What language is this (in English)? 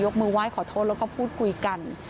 Thai